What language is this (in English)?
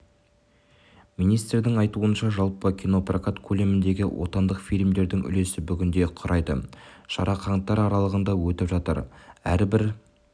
Kazakh